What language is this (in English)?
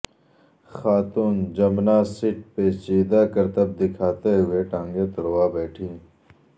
Urdu